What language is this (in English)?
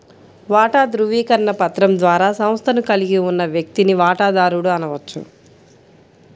Telugu